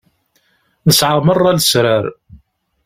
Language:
Kabyle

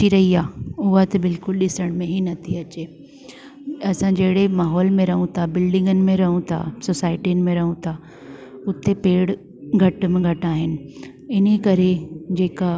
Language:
Sindhi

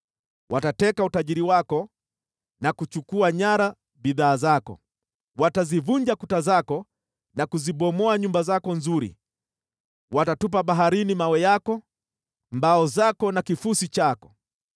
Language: Swahili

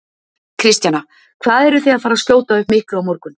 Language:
Icelandic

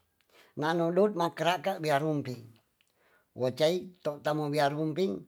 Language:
Tonsea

